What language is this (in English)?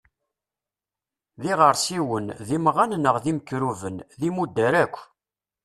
Kabyle